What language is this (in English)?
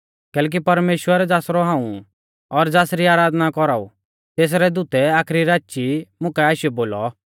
Mahasu Pahari